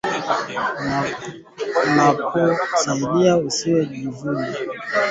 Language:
Swahili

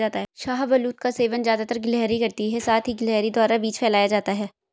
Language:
Hindi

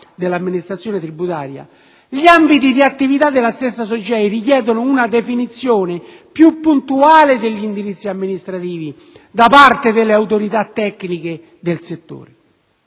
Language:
Italian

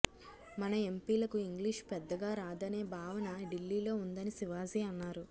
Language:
Telugu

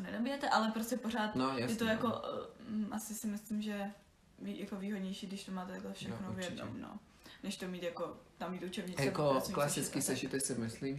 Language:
Czech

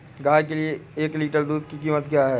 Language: Hindi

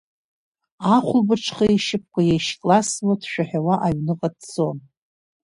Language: Abkhazian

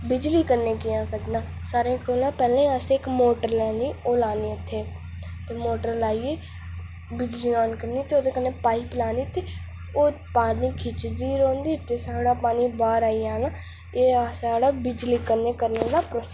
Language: Dogri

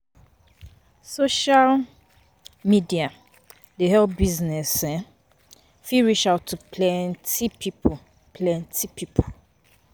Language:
Nigerian Pidgin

